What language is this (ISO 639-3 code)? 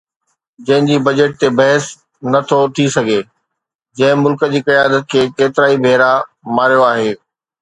snd